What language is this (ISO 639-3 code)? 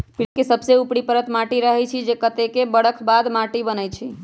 mag